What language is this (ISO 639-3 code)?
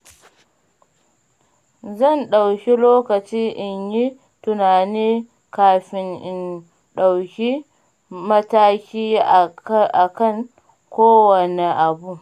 hau